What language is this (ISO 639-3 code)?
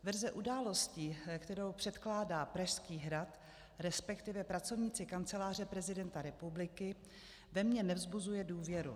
ces